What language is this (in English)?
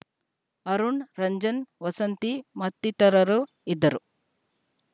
Kannada